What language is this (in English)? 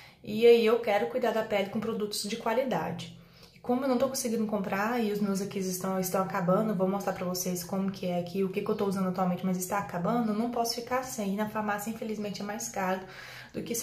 Portuguese